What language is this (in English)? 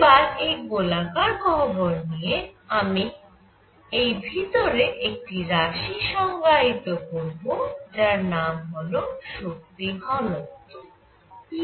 Bangla